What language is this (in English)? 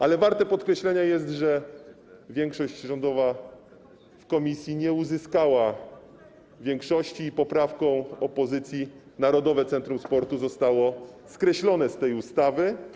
Polish